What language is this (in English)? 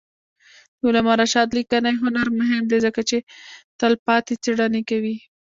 Pashto